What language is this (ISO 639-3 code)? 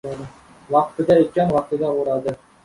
uzb